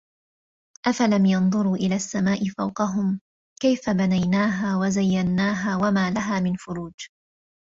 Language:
Arabic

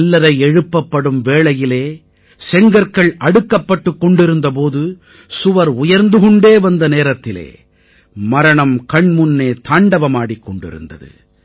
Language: Tamil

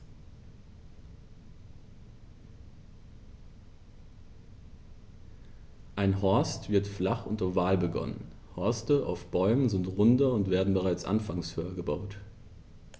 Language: German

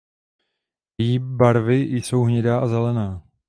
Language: Czech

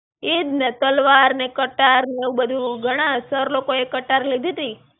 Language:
Gujarati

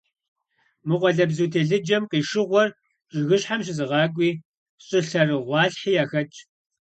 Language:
Kabardian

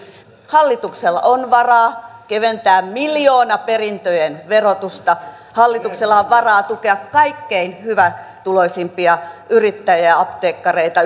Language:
Finnish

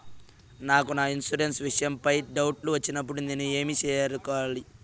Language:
Telugu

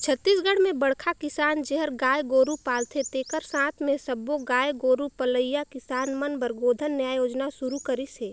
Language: Chhattisgarhi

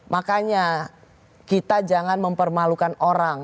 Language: Indonesian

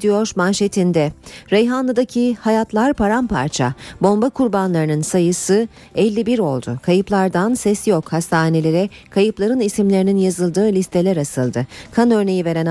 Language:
Turkish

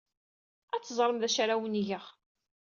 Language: Kabyle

